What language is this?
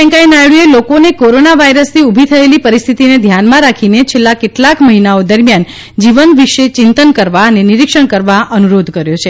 Gujarati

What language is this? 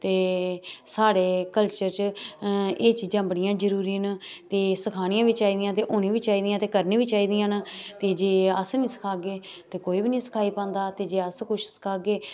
Dogri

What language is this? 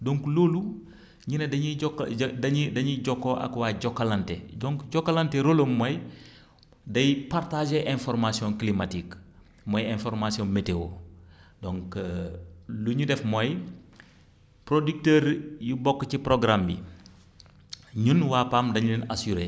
Wolof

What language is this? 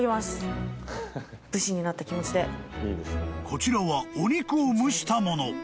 Japanese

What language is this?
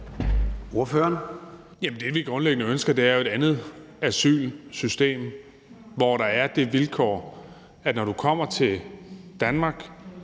Danish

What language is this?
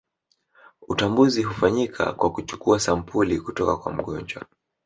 Swahili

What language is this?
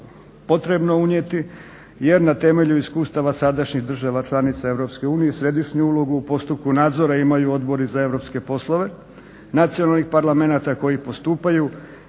Croatian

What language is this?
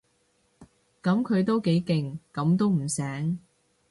Cantonese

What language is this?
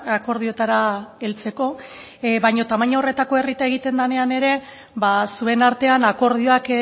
Basque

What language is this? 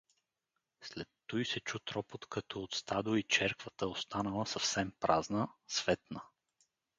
Bulgarian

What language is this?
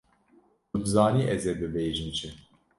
Kurdish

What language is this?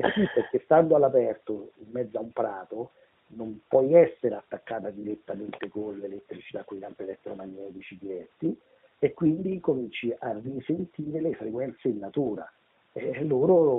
Italian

